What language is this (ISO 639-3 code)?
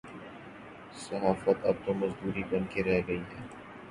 urd